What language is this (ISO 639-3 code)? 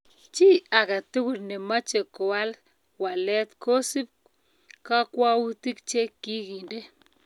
kln